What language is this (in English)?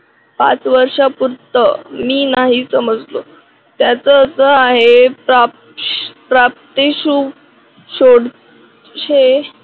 Marathi